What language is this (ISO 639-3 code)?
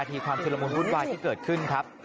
tha